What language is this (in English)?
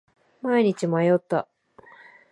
Japanese